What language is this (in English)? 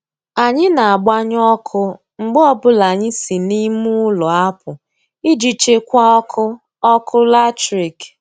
Igbo